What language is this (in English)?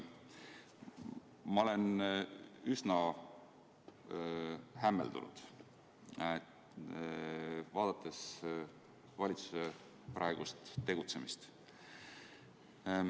Estonian